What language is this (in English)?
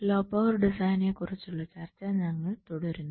Malayalam